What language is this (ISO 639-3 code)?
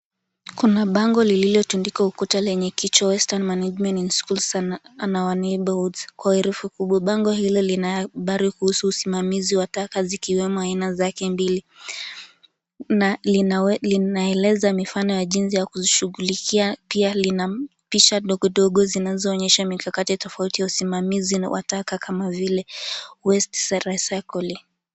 swa